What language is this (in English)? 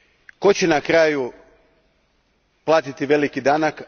Croatian